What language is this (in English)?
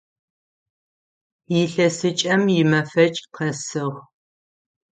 Adyghe